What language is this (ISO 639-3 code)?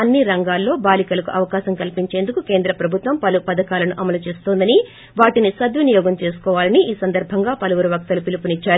tel